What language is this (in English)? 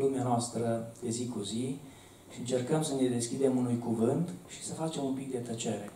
Romanian